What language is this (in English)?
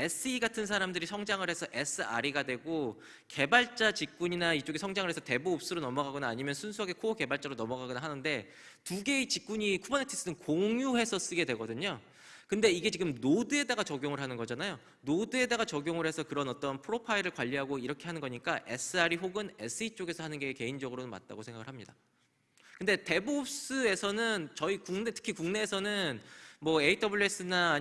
Korean